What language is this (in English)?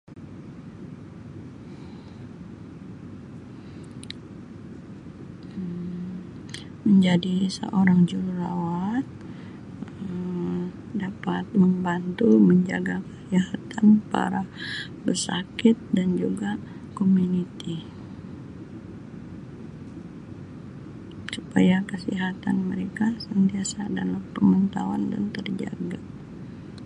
Sabah Malay